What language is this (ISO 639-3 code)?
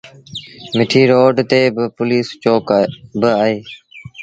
sbn